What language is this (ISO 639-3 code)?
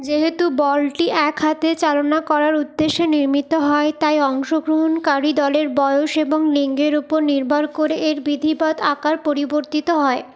ben